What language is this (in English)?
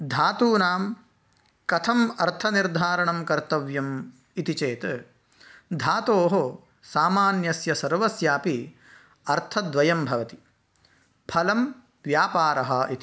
Sanskrit